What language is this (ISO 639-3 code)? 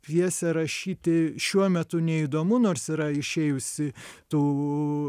lit